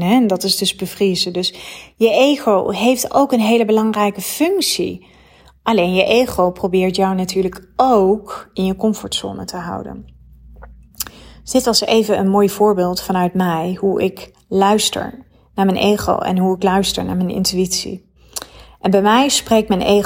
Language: Dutch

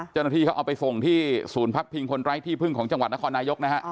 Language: Thai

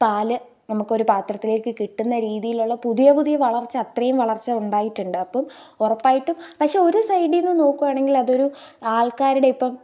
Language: Malayalam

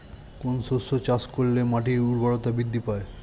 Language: Bangla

